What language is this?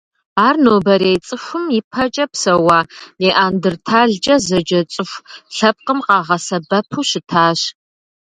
Kabardian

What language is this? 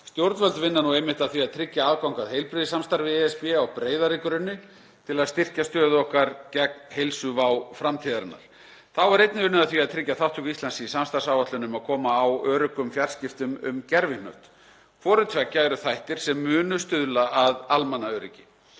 Icelandic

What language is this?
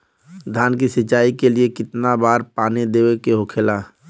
Bhojpuri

